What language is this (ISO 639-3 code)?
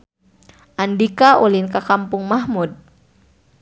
sun